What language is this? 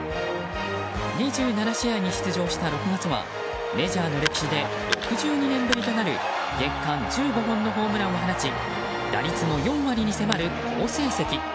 Japanese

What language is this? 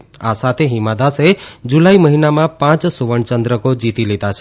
Gujarati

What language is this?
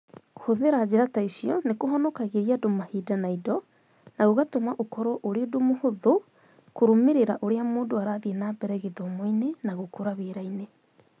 Kikuyu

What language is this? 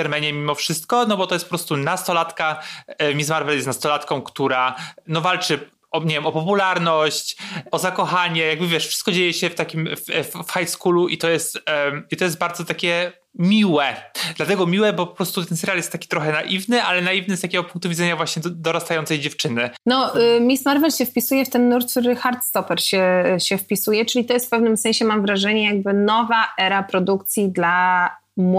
Polish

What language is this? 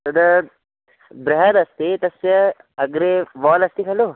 Sanskrit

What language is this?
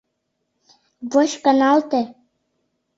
Mari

